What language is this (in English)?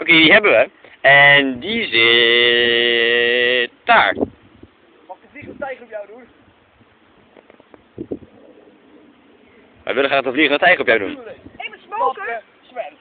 Dutch